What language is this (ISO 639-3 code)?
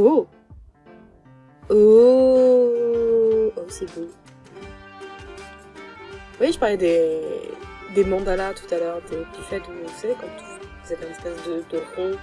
fra